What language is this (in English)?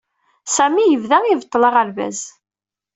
Kabyle